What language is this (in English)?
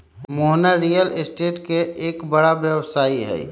Magahi